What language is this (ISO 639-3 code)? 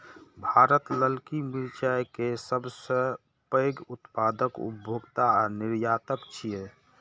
mai